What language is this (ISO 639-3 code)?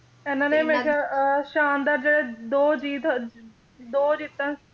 pan